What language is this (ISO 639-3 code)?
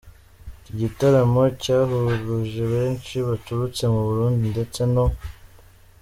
kin